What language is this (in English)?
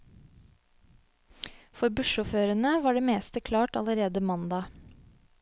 Norwegian